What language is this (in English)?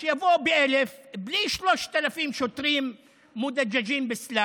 Hebrew